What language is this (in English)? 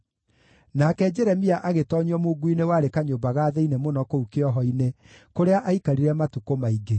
Kikuyu